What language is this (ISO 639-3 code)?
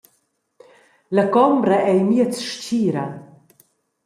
roh